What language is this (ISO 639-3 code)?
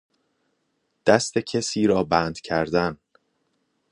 fas